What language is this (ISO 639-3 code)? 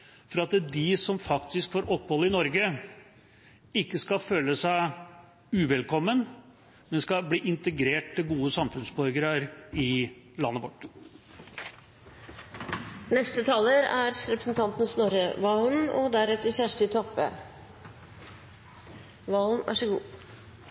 nob